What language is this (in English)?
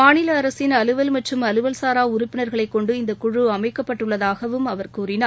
Tamil